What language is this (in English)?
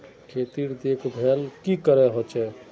Magahi